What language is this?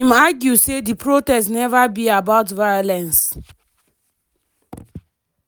Nigerian Pidgin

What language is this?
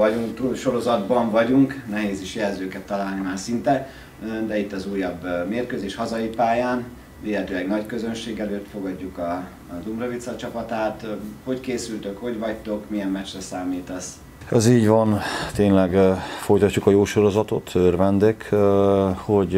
Hungarian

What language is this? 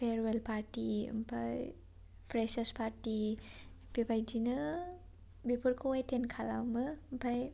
Bodo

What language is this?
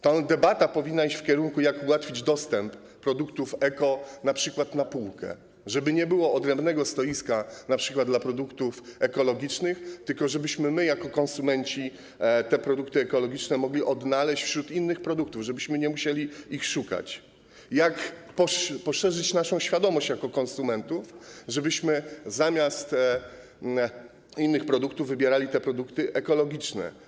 Polish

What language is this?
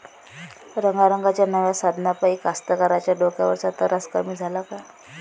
Marathi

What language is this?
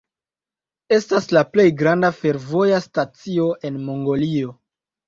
Esperanto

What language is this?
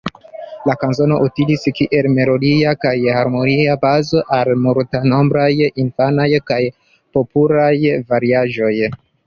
Esperanto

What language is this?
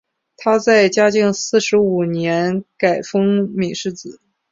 Chinese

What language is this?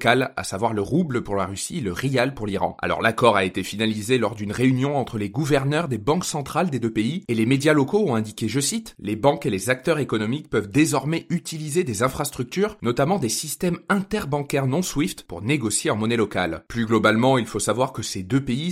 French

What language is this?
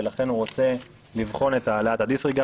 Hebrew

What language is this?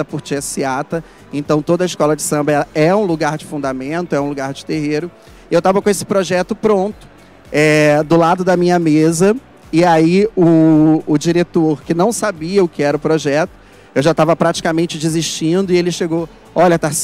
Portuguese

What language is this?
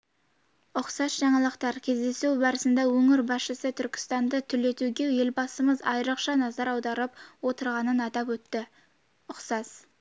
Kazakh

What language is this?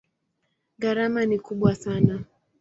Swahili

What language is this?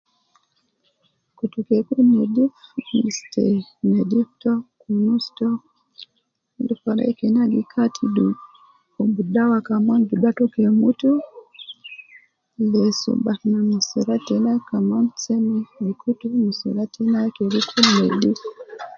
Nubi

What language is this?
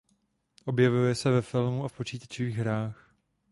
Czech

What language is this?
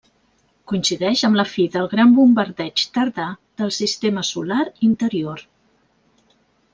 Catalan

